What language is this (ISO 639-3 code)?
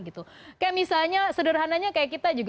ind